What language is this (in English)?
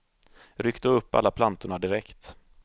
Swedish